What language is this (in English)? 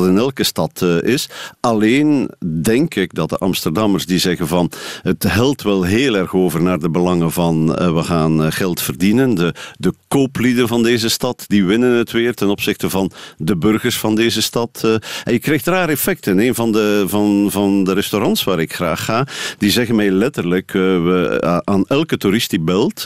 Dutch